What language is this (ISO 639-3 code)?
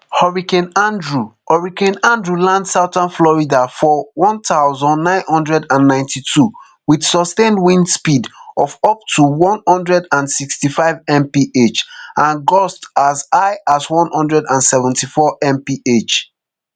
pcm